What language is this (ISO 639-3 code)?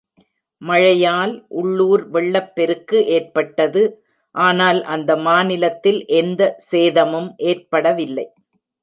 tam